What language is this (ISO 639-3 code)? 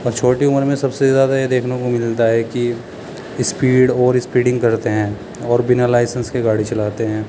urd